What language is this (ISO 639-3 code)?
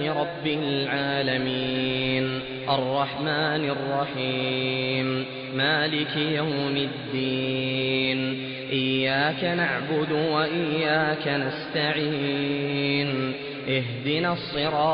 ara